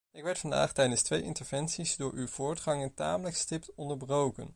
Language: Dutch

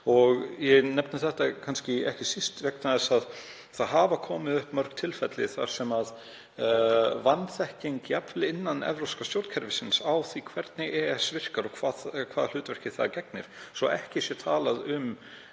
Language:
Icelandic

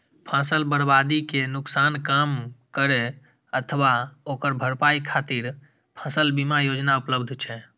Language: Maithili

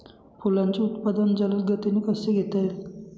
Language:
Marathi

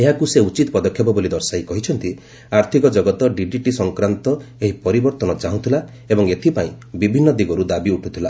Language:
Odia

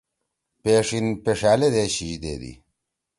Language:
Torwali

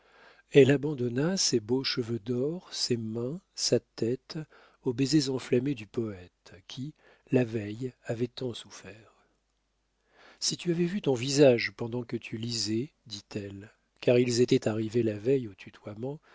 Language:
French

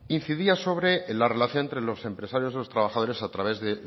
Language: Spanish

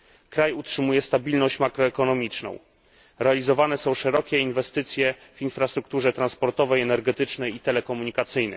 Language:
Polish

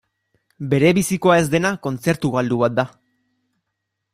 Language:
Basque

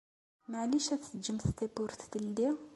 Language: Kabyle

